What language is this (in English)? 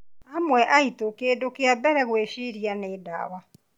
Kikuyu